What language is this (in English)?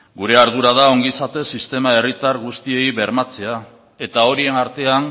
Basque